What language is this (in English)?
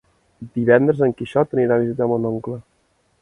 Catalan